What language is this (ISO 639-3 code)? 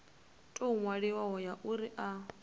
ven